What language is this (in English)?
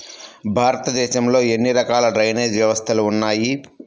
Telugu